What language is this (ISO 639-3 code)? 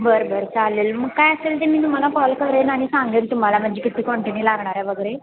mar